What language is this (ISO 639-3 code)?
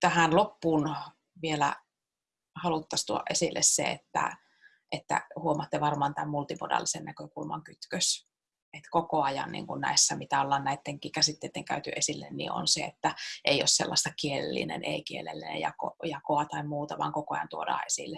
fin